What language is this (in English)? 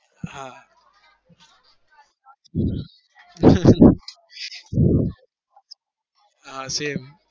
Gujarati